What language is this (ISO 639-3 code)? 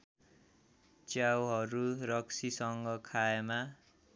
nep